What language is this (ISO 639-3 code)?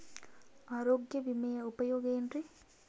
kan